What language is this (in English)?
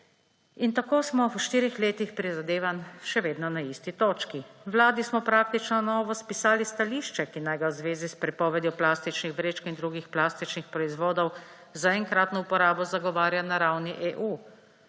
Slovenian